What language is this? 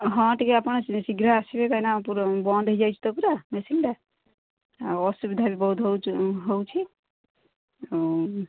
Odia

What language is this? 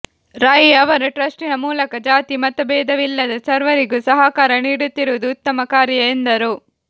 Kannada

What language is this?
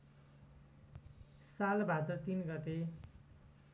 Nepali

